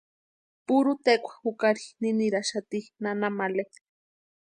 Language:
Western Highland Purepecha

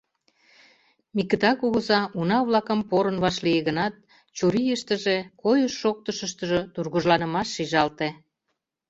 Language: Mari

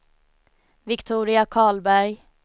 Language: Swedish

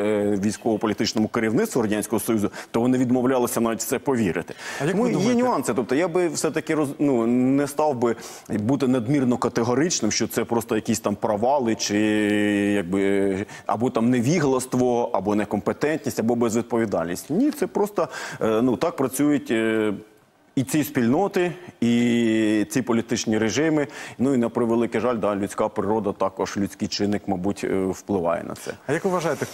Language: Ukrainian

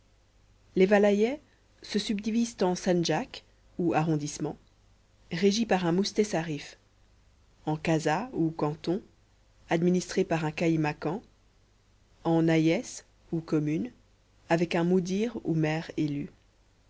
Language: French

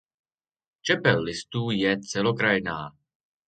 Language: Czech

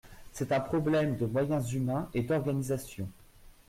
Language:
French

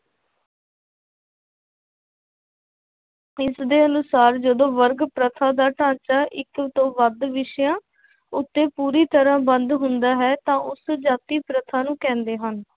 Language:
Punjabi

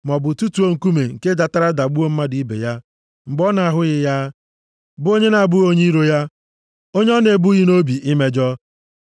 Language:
Igbo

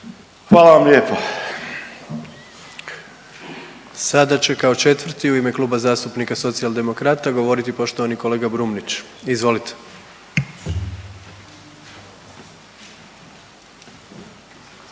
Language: Croatian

